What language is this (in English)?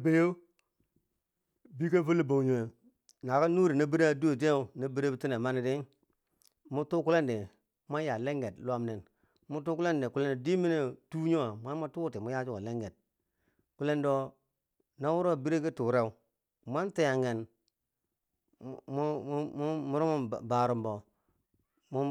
Bangwinji